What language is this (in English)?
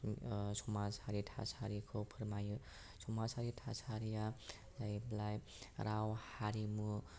Bodo